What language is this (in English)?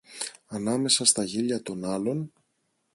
Greek